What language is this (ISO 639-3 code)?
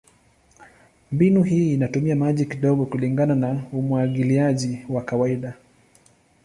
swa